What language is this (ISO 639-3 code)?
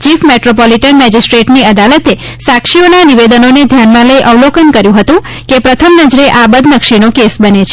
guj